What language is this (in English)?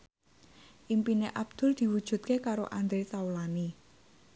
Javanese